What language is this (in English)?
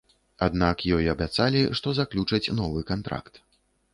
Belarusian